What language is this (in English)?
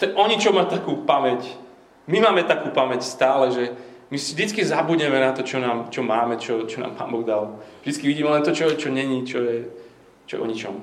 Slovak